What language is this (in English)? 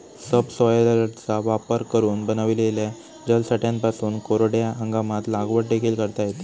Marathi